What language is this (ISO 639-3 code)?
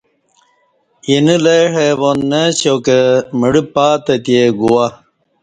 bsh